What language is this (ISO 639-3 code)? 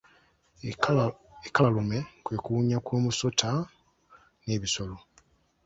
lug